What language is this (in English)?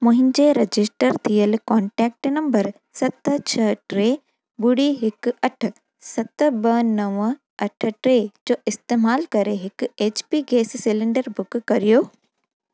Sindhi